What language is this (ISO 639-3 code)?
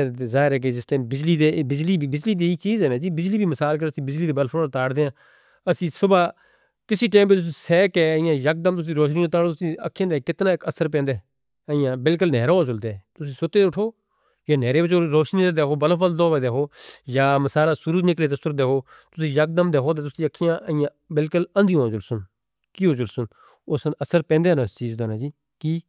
hno